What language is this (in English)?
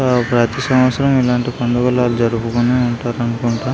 Telugu